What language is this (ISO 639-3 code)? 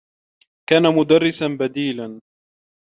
ara